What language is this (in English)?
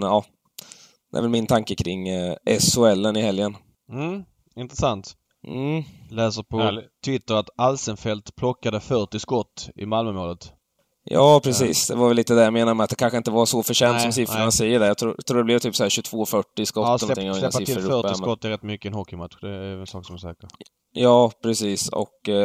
Swedish